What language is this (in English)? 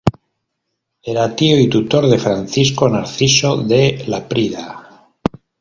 Spanish